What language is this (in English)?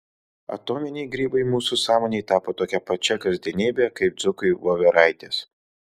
Lithuanian